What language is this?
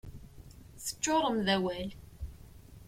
Kabyle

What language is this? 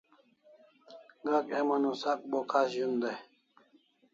Kalasha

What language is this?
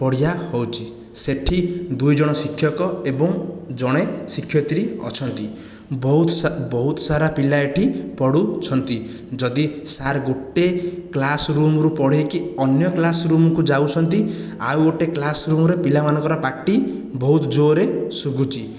Odia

